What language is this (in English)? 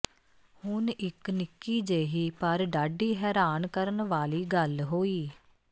Punjabi